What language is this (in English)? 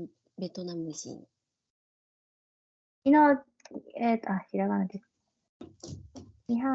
Japanese